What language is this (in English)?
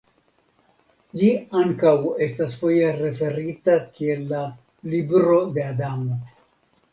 Esperanto